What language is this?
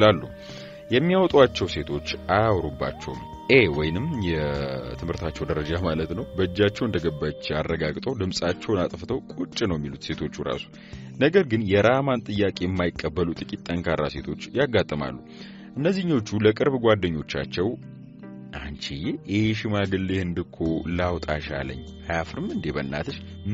Arabic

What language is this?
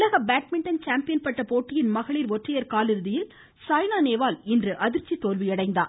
Tamil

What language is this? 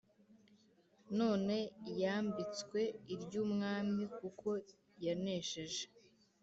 Kinyarwanda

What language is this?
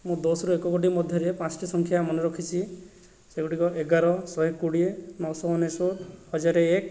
Odia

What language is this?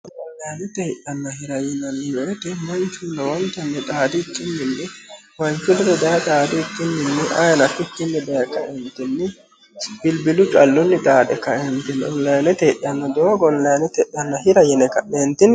Sidamo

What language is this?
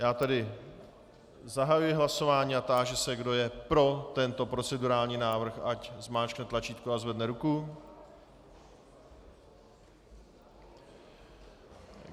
Czech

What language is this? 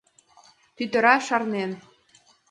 Mari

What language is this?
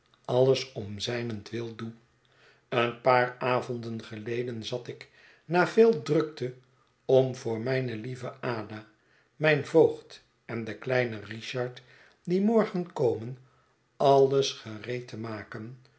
Dutch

